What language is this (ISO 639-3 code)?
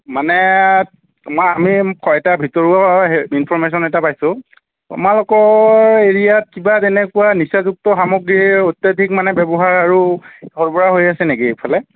asm